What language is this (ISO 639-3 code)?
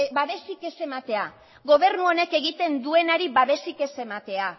eus